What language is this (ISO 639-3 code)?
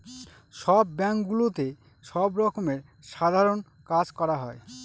ben